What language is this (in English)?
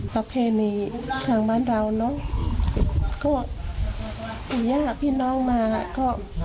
Thai